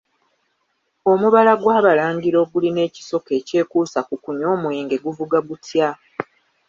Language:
Ganda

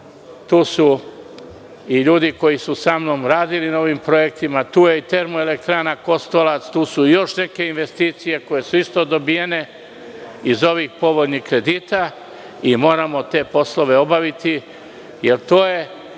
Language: Serbian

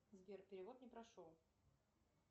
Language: Russian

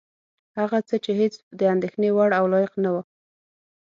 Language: Pashto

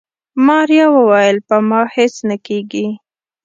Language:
Pashto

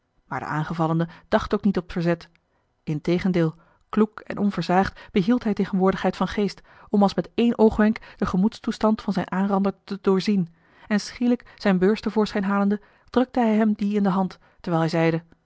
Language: Dutch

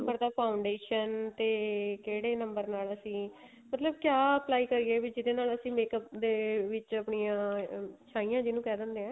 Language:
Punjabi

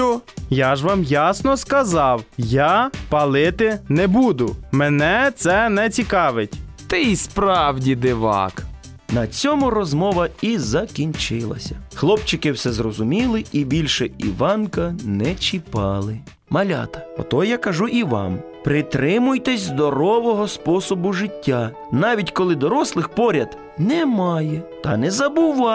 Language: Ukrainian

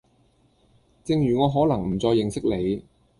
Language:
Cantonese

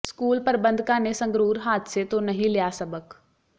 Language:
Punjabi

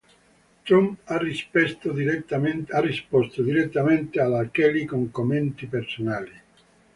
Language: Italian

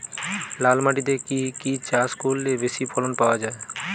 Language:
Bangla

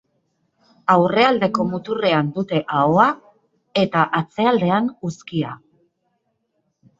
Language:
Basque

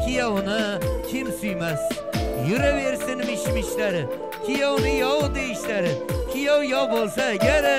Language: Turkish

